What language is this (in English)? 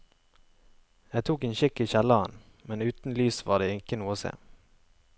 Norwegian